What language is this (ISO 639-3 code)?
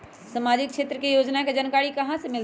mag